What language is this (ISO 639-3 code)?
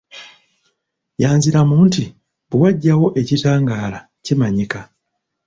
lug